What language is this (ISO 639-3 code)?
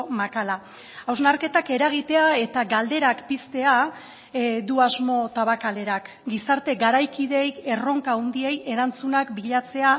eus